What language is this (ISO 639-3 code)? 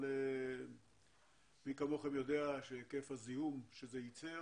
heb